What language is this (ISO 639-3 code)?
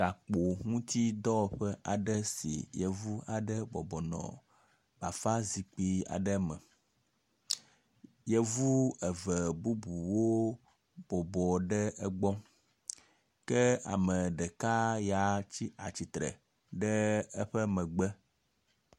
ewe